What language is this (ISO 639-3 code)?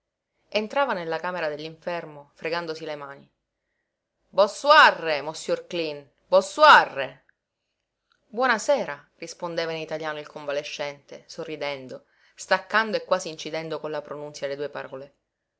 ita